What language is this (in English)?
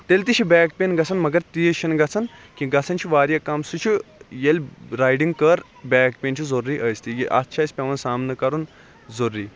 Kashmiri